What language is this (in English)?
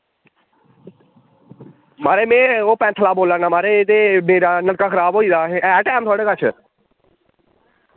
Dogri